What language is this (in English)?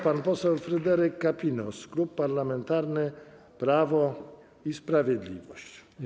Polish